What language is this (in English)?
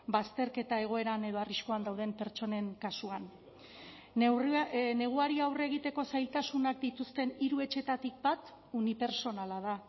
Basque